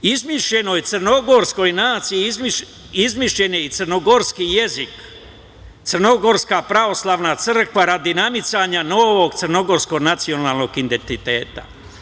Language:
Serbian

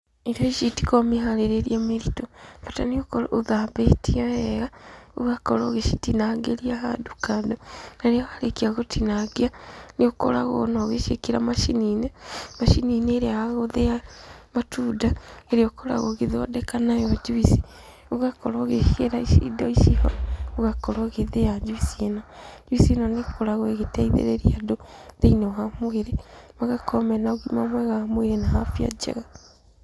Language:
Kikuyu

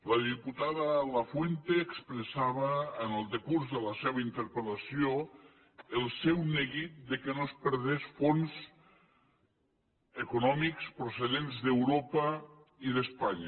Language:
Catalan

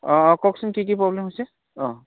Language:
Assamese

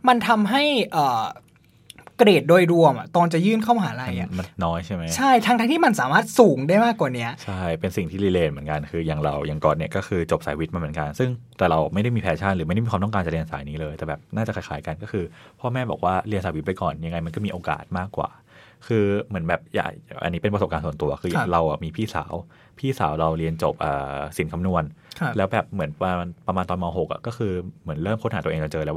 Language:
Thai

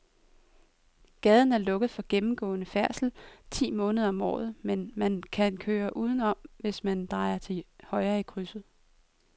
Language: Danish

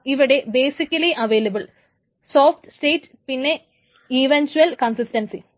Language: Malayalam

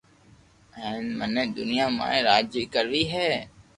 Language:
Loarki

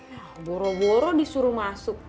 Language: Indonesian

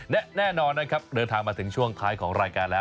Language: Thai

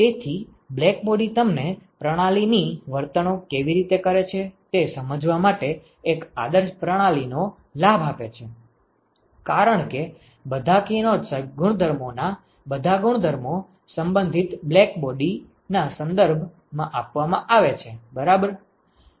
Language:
Gujarati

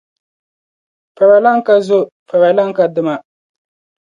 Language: Dagbani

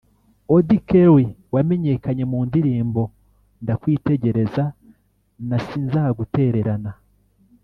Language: Kinyarwanda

